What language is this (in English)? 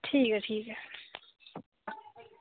Dogri